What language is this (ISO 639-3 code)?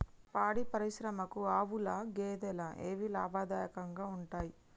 tel